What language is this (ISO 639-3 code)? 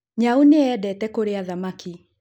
kik